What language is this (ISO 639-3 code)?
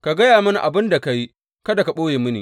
hau